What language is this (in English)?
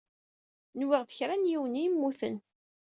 Kabyle